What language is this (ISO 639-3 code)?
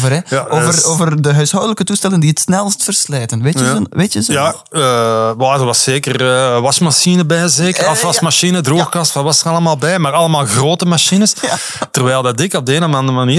nld